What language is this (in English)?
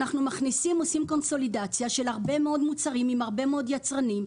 Hebrew